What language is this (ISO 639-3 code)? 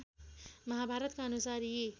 nep